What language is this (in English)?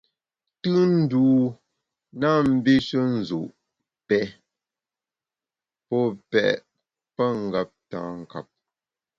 Bamun